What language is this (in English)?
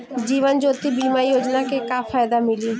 Bhojpuri